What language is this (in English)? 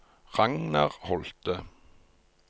Norwegian